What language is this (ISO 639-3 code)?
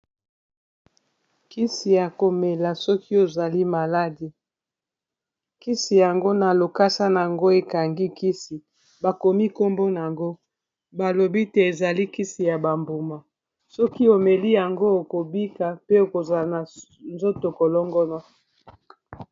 lin